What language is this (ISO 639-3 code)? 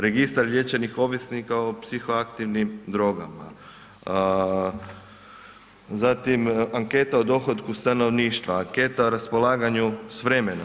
hrv